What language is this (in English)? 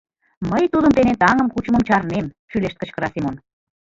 Mari